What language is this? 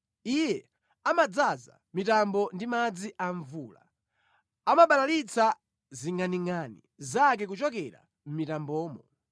Nyanja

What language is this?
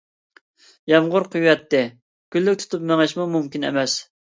Uyghur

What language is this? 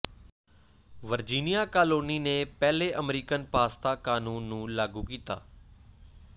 Punjabi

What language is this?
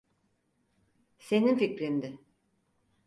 Turkish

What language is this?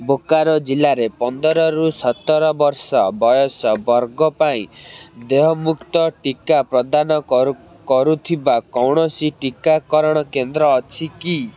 Odia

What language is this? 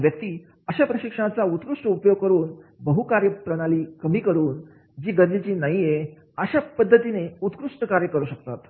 Marathi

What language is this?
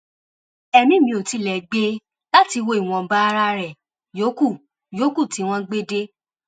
Yoruba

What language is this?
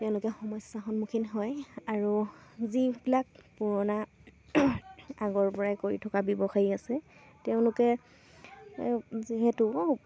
Assamese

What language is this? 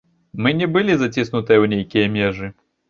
Belarusian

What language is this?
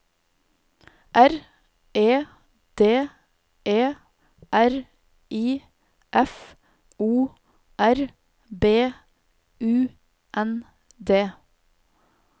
Norwegian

